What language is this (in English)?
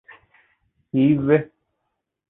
Divehi